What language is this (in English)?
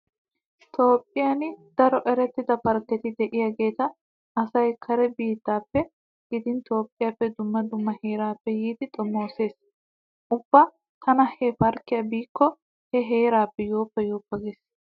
Wolaytta